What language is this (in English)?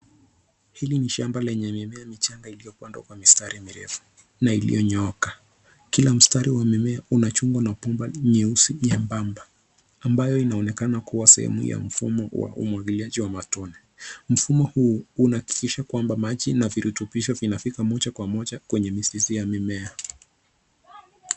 Swahili